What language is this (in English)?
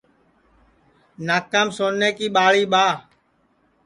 Sansi